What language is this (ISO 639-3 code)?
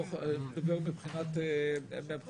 heb